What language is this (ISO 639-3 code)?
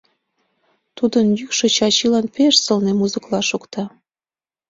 chm